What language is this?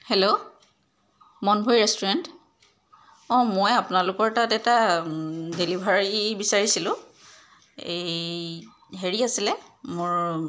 Assamese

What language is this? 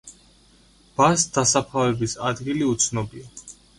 Georgian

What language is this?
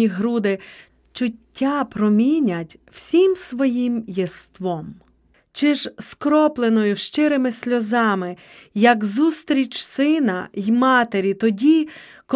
Ukrainian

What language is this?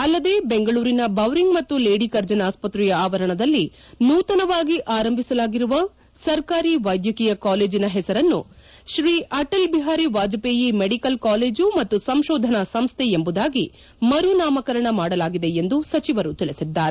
Kannada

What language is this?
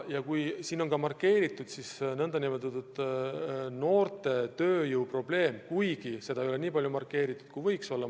Estonian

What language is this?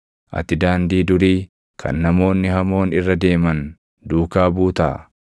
Oromo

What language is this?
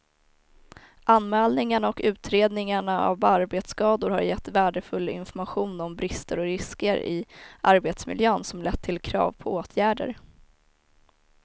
Swedish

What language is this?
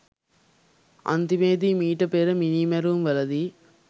Sinhala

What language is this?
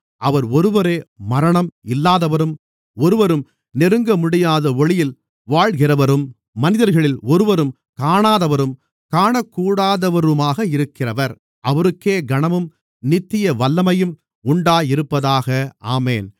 Tamil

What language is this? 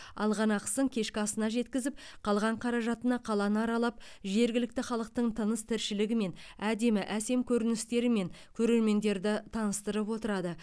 Kazakh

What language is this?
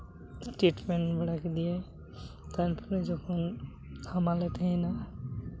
Santali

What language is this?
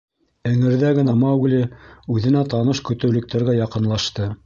Bashkir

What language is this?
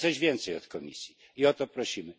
Polish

